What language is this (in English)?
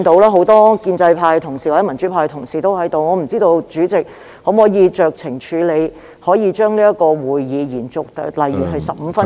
Cantonese